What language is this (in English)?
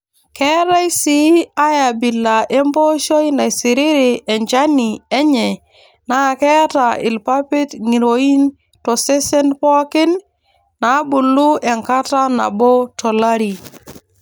Masai